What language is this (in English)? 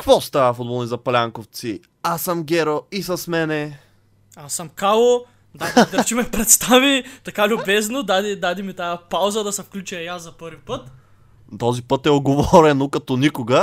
Bulgarian